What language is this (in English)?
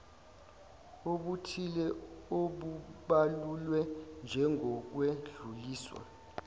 Zulu